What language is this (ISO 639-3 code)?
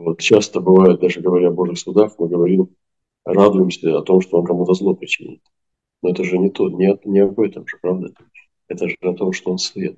rus